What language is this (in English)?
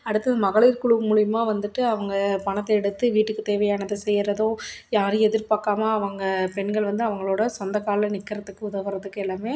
Tamil